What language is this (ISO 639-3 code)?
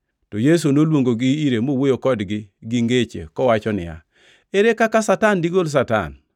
luo